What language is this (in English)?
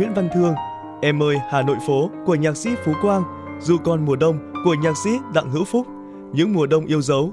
Vietnamese